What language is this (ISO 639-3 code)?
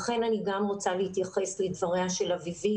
heb